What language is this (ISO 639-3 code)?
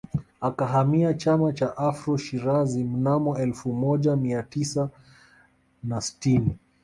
swa